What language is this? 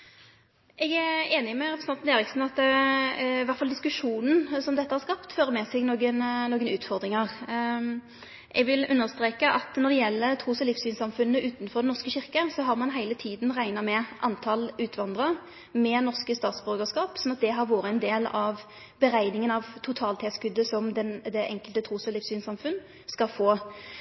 Norwegian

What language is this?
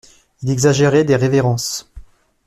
French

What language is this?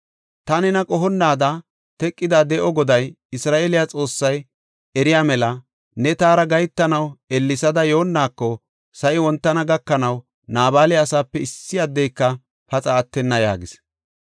Gofa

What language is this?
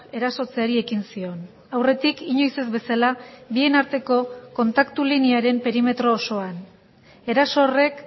Basque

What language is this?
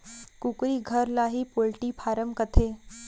Chhattisgarhi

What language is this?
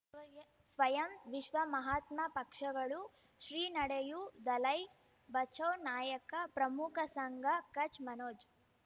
Kannada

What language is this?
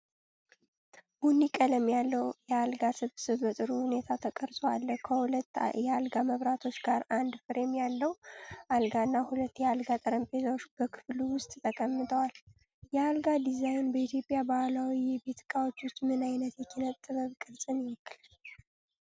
Amharic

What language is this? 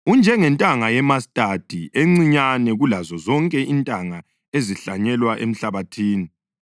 North Ndebele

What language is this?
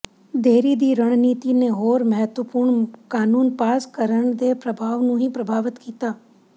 Punjabi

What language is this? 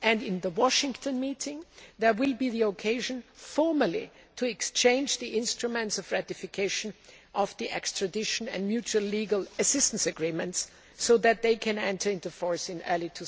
English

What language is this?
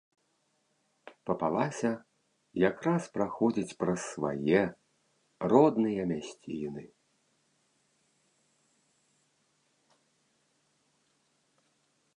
Belarusian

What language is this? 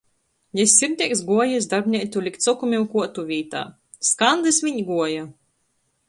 Latgalian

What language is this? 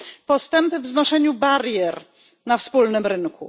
Polish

